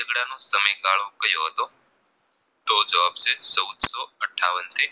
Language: Gujarati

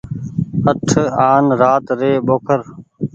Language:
Goaria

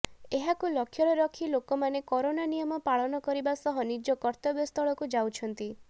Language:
Odia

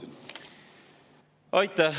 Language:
Estonian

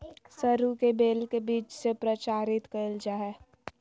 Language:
Magahi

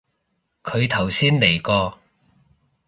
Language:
Cantonese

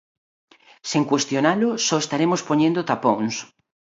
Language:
Galician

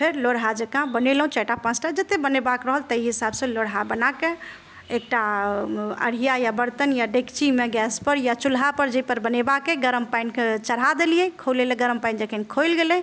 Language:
Maithili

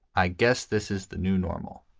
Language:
English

